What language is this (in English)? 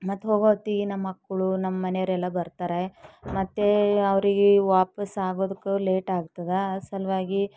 Kannada